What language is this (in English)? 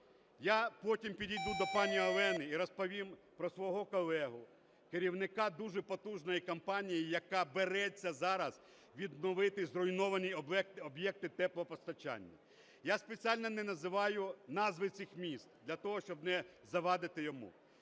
Ukrainian